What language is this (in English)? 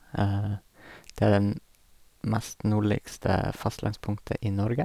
Norwegian